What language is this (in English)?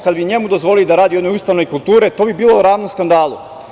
Serbian